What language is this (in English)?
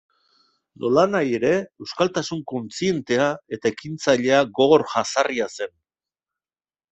Basque